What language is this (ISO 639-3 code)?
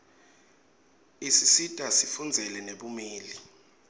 ssw